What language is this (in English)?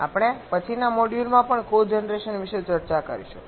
Gujarati